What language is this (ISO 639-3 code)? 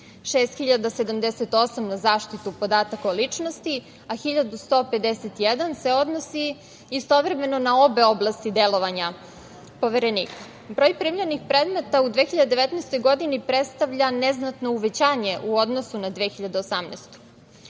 srp